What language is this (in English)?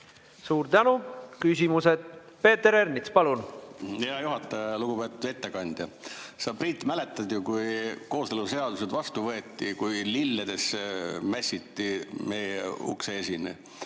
Estonian